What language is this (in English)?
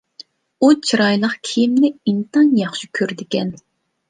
Uyghur